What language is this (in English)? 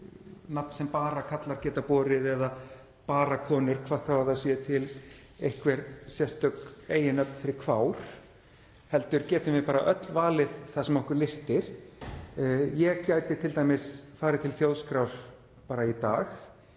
Icelandic